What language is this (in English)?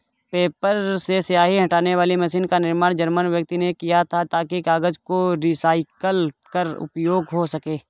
Hindi